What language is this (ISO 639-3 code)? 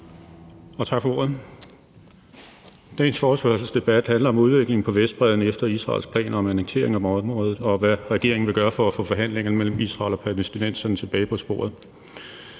dan